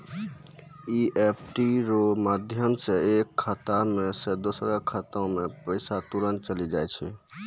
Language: Maithili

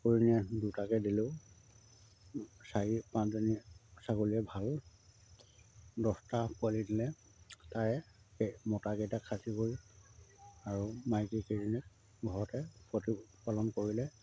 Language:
Assamese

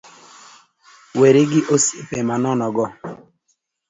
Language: Luo (Kenya and Tanzania)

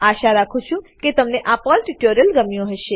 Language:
Gujarati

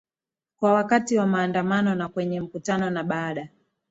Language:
Swahili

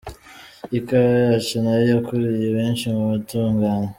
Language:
Kinyarwanda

